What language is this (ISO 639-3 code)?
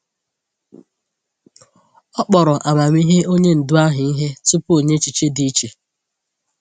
ibo